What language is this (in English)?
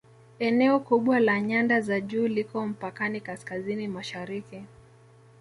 Swahili